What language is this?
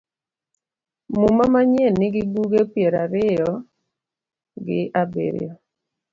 Luo (Kenya and Tanzania)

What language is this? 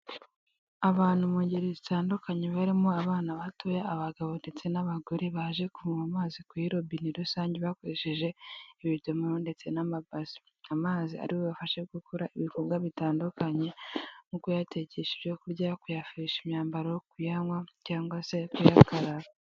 Kinyarwanda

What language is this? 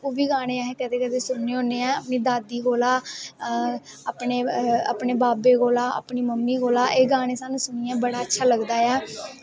Dogri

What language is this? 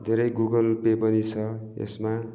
Nepali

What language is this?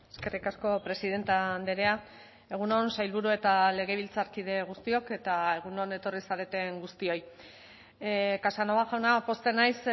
Basque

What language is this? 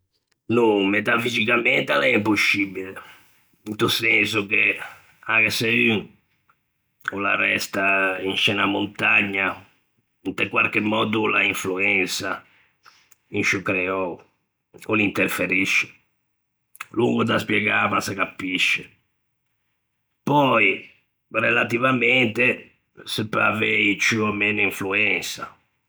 Ligurian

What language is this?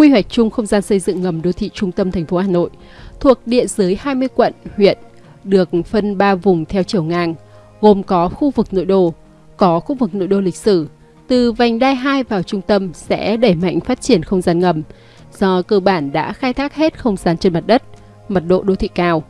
Vietnamese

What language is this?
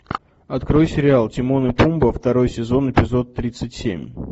Russian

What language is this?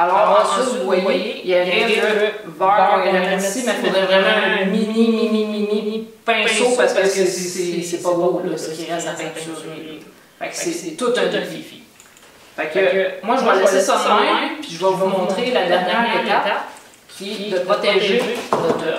French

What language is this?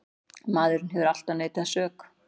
Icelandic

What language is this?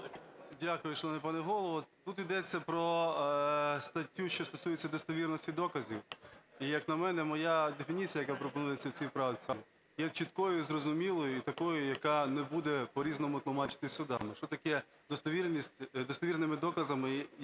Ukrainian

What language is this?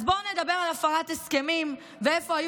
Hebrew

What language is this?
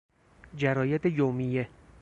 Persian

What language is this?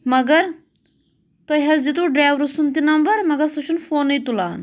Kashmiri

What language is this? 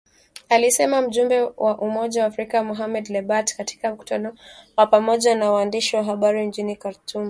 Swahili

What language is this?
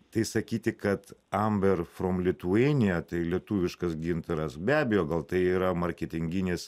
Lithuanian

